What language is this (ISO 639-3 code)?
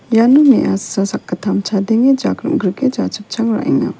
grt